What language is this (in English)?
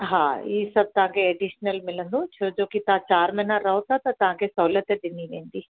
Sindhi